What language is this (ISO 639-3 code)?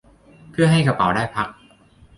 tha